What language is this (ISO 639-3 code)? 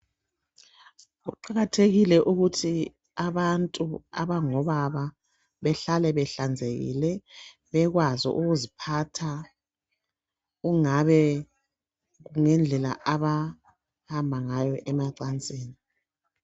nde